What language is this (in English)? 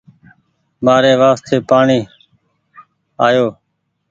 Goaria